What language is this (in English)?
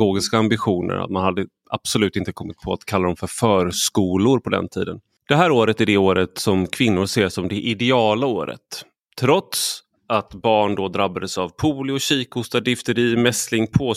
Swedish